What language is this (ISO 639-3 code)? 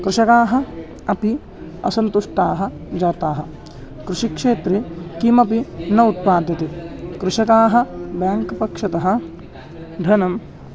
san